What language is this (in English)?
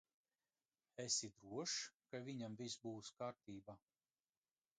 Latvian